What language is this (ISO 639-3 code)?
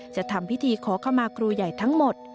tha